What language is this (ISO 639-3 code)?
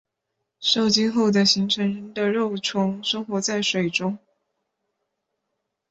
zho